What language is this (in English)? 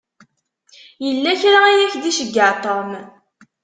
Kabyle